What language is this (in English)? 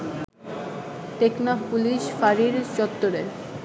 Bangla